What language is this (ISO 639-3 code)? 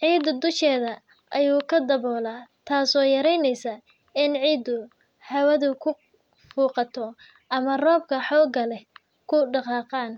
som